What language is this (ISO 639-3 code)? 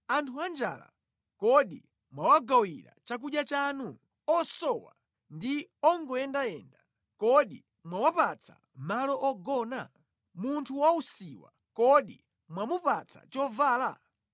nya